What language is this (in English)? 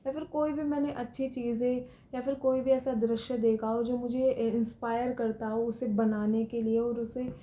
Hindi